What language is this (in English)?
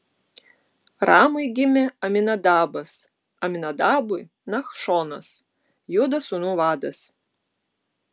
Lithuanian